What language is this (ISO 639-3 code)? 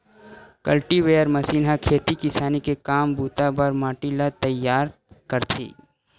hne